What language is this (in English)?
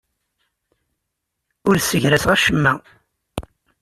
Kabyle